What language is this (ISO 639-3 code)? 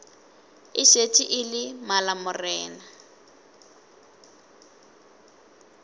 nso